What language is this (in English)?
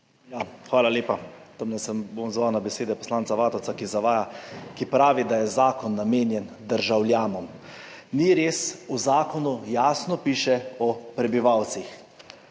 Slovenian